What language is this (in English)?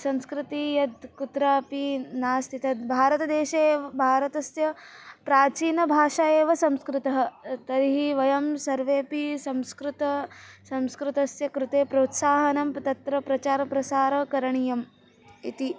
Sanskrit